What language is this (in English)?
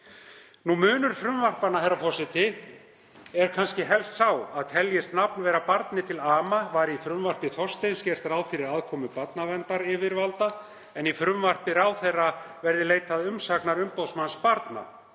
Icelandic